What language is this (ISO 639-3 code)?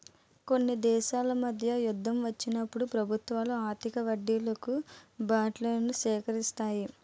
tel